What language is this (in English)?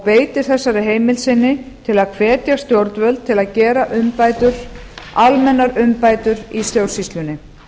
Icelandic